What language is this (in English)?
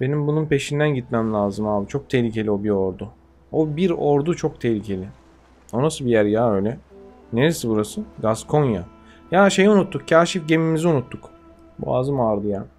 Turkish